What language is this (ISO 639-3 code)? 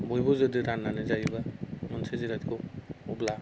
brx